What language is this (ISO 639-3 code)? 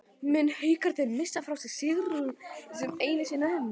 isl